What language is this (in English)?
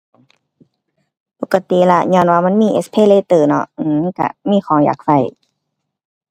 Thai